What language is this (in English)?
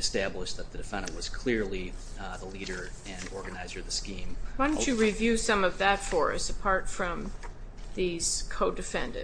English